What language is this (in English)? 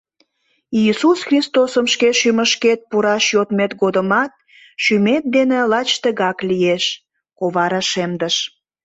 Mari